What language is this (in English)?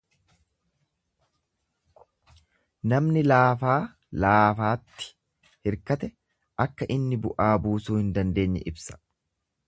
Oromo